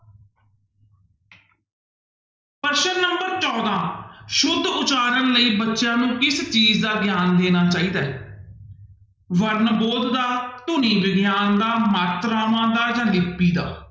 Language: Punjabi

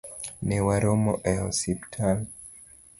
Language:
Luo (Kenya and Tanzania)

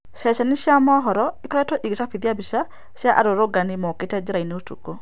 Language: Kikuyu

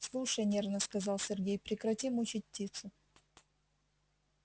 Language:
Russian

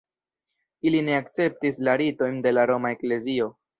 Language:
Esperanto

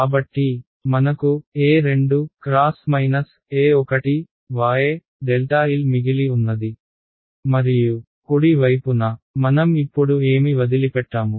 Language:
Telugu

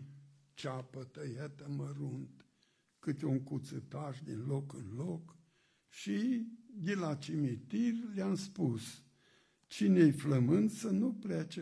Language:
Romanian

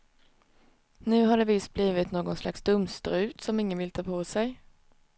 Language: Swedish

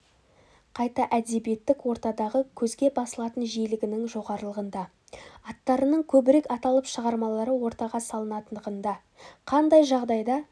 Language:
Kazakh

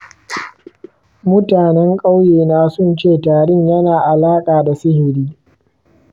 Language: Hausa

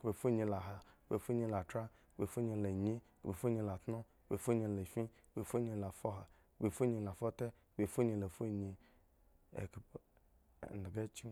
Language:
Eggon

